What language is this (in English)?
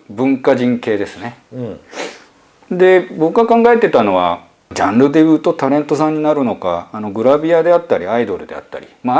Japanese